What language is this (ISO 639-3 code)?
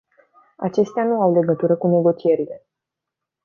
ron